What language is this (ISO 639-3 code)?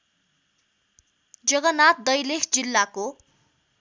nep